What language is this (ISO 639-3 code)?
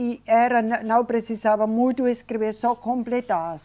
por